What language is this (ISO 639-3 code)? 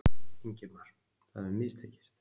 isl